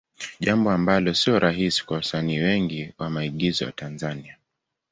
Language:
Swahili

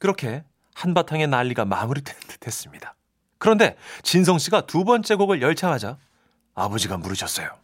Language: Korean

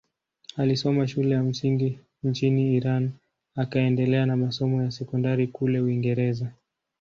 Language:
Swahili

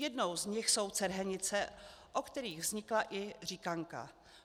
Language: Czech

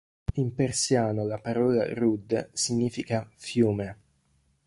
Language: Italian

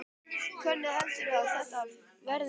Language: Icelandic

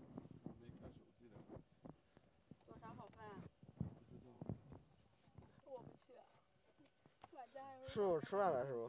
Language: Chinese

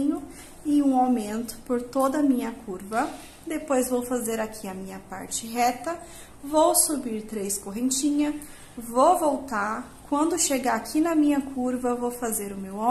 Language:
Portuguese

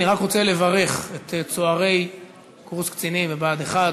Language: Hebrew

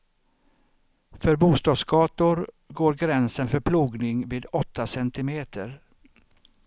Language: Swedish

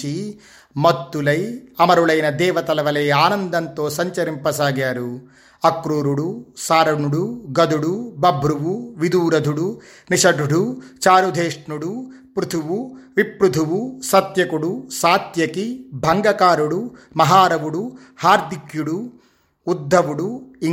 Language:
Telugu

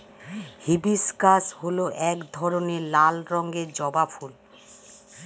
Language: Bangla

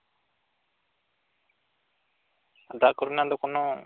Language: Santali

